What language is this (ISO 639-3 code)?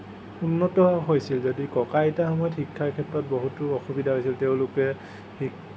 asm